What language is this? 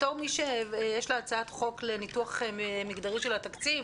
Hebrew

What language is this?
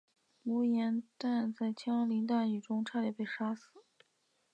Chinese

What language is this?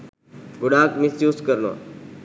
Sinhala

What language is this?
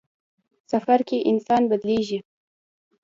Pashto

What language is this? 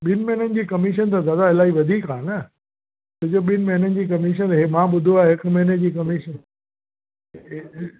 Sindhi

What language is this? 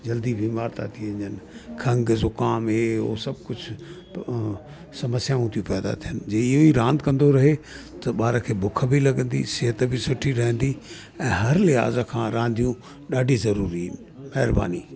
Sindhi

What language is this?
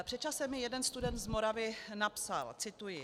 Czech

